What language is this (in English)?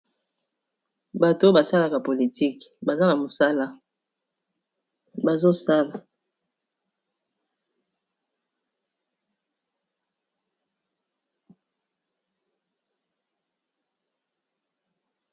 Lingala